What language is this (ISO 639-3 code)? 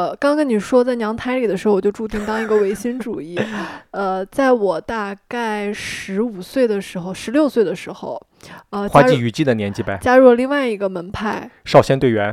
zho